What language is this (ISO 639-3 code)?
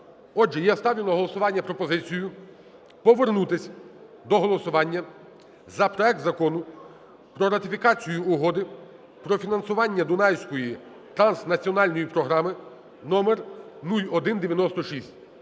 ukr